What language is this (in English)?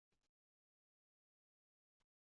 Uzbek